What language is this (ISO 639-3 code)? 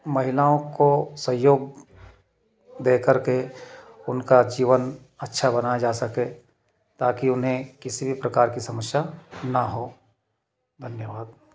hin